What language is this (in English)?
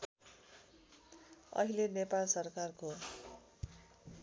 Nepali